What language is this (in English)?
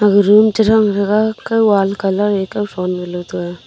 Wancho Naga